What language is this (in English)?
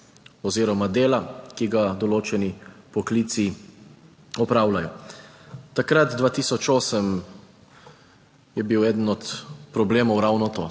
Slovenian